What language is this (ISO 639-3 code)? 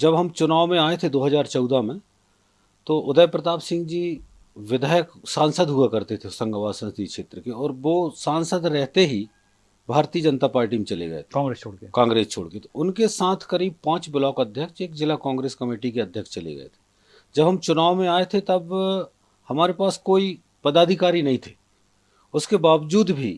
hin